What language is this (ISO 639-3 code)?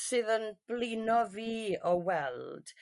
cym